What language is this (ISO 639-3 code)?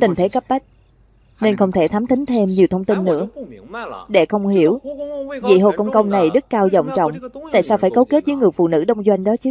vie